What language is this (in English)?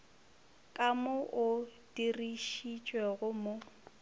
Northern Sotho